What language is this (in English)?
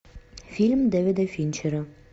Russian